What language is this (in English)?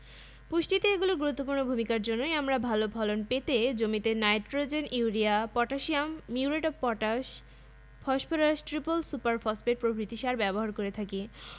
Bangla